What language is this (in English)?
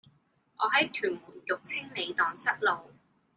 Cantonese